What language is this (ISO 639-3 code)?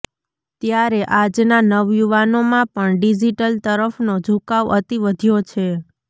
guj